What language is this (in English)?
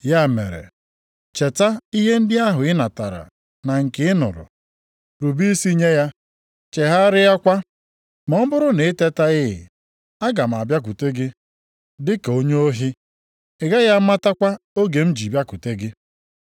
Igbo